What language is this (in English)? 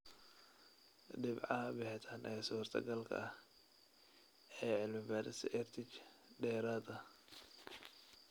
Somali